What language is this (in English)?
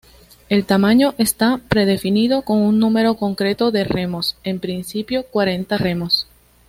Spanish